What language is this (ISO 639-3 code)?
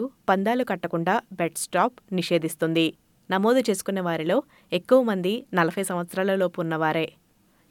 tel